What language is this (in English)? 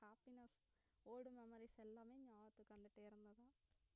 Tamil